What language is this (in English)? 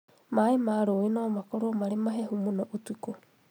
Kikuyu